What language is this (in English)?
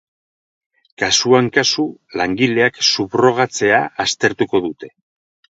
Basque